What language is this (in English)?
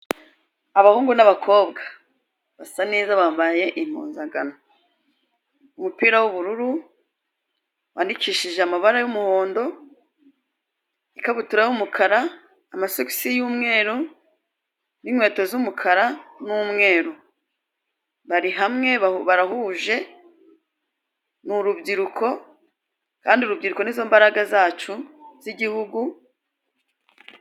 Kinyarwanda